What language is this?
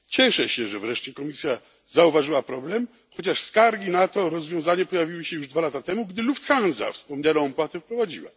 Polish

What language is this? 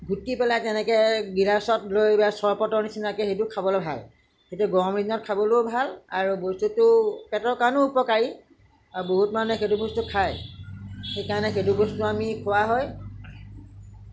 Assamese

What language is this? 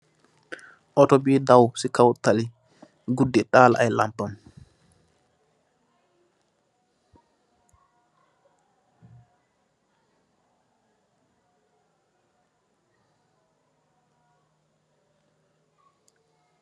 Wolof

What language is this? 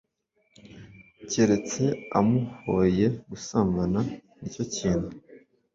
Kinyarwanda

